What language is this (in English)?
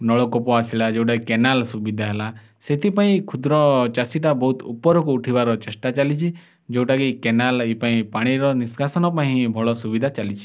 Odia